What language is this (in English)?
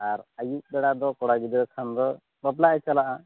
Santali